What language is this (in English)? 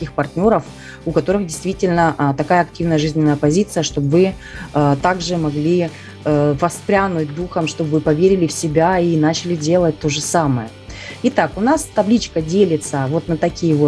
Russian